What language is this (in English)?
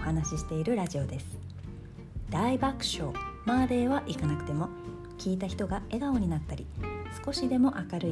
Japanese